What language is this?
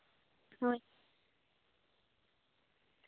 Santali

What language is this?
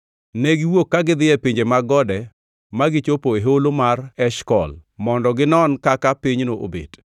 Luo (Kenya and Tanzania)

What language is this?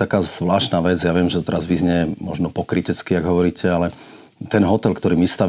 Slovak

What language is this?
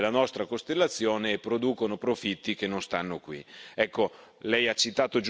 Italian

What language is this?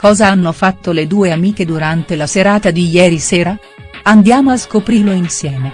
Italian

